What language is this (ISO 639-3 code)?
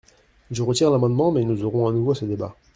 fra